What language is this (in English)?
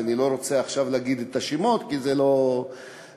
Hebrew